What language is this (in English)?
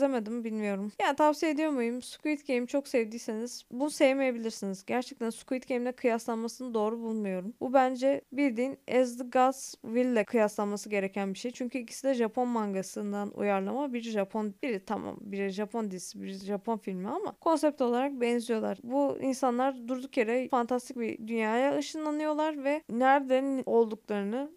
Turkish